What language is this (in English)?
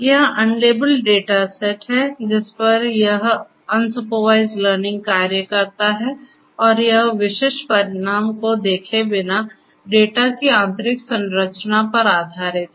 Hindi